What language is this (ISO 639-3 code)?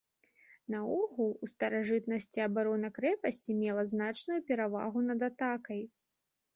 bel